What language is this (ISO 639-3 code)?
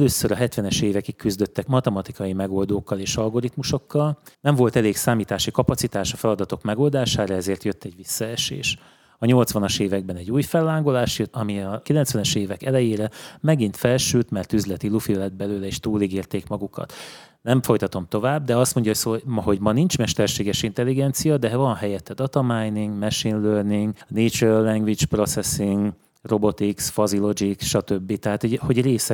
hun